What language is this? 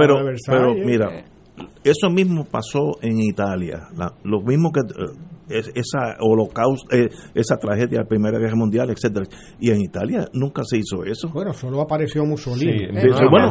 Spanish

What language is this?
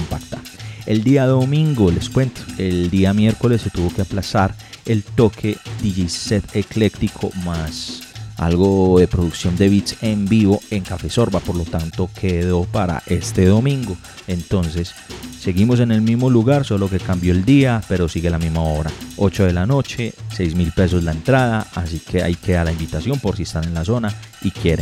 Spanish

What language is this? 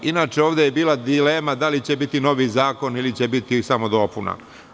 Serbian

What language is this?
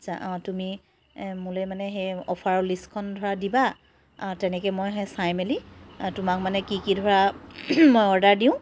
Assamese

